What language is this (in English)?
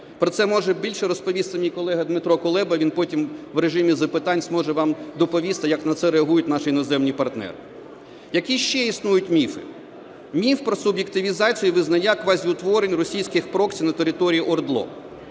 Ukrainian